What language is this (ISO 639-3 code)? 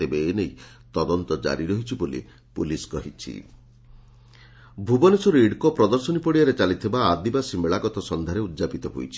ori